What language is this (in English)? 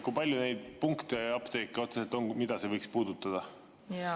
Estonian